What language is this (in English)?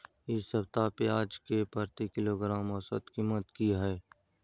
Maithili